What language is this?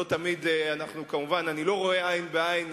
Hebrew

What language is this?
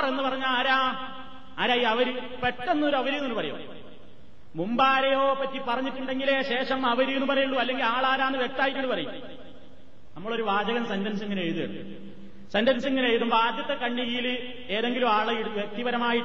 Malayalam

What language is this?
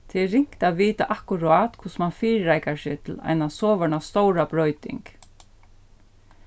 Faroese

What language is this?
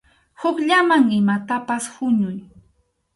Arequipa-La Unión Quechua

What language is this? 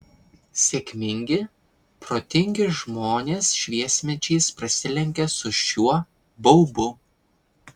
Lithuanian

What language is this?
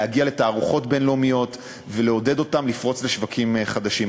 Hebrew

